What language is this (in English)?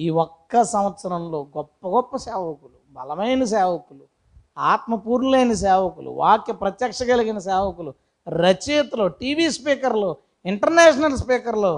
Telugu